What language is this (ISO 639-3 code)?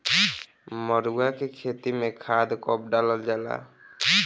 bho